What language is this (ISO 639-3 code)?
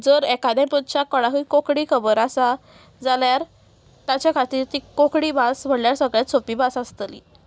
kok